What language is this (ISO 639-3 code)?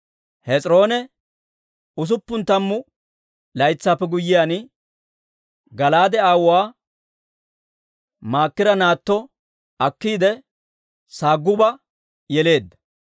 dwr